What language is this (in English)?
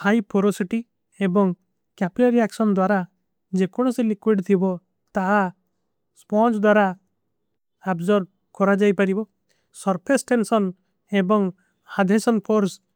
Kui (India)